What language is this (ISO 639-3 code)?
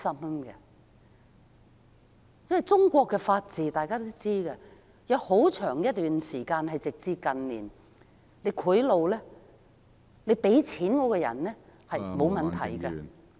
yue